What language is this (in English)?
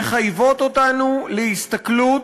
Hebrew